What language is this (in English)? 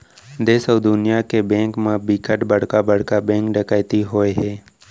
Chhattisgarhi